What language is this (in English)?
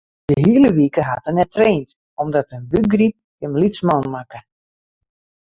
Western Frisian